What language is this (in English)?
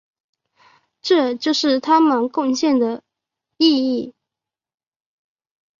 Chinese